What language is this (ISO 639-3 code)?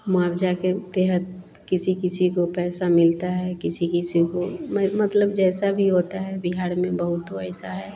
hin